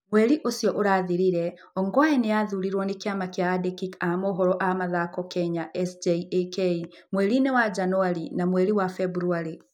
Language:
Kikuyu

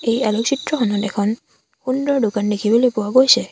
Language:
Assamese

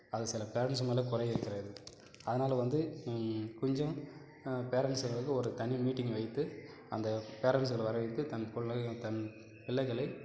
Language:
Tamil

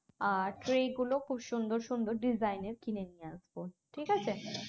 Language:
Bangla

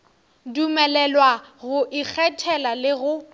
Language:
Northern Sotho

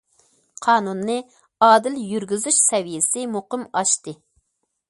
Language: Uyghur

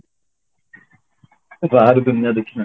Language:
Odia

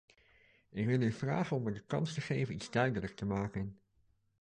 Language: Dutch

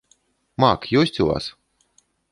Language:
Belarusian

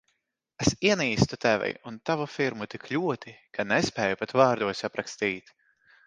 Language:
Latvian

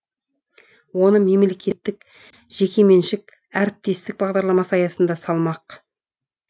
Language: Kazakh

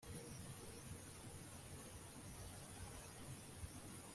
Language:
Kinyarwanda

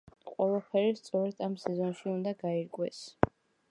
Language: Georgian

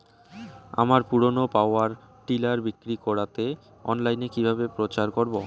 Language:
Bangla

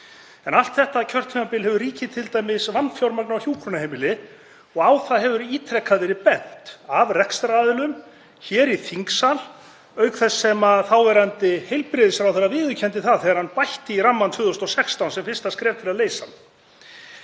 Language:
Icelandic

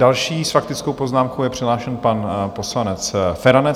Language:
Czech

